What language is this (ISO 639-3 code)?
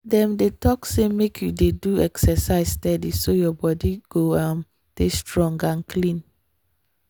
pcm